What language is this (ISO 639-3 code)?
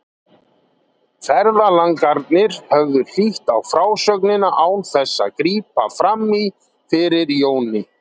isl